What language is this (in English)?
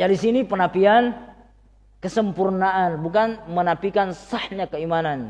Indonesian